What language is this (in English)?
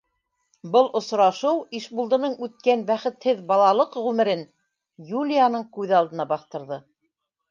Bashkir